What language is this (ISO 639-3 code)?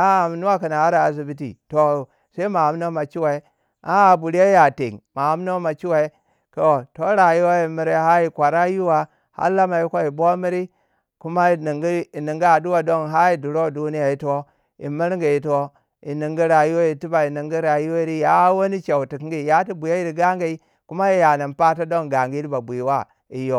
wja